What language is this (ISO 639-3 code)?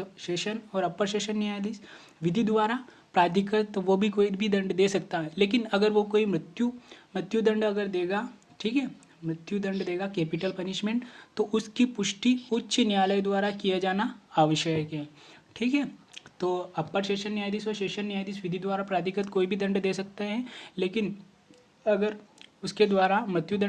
hin